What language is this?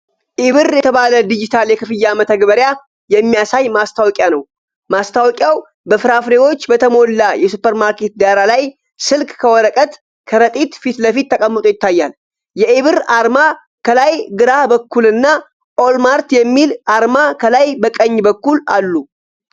Amharic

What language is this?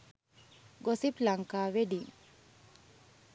Sinhala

